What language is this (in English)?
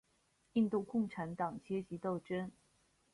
Chinese